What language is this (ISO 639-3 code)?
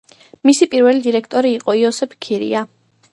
kat